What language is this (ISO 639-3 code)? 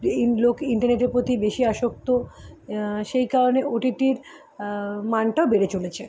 ben